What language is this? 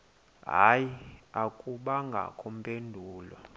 Xhosa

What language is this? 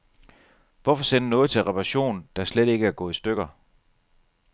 Danish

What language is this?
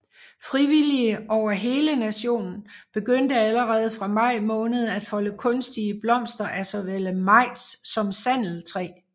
Danish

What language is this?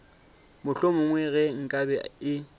Northern Sotho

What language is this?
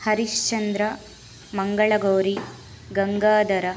Kannada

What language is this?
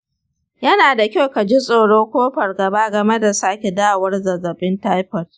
Hausa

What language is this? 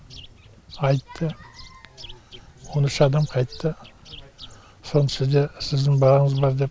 Kazakh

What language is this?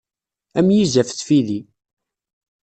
Kabyle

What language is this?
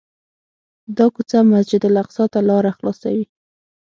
Pashto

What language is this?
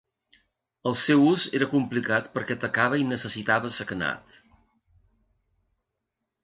Catalan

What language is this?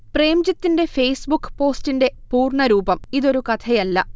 Malayalam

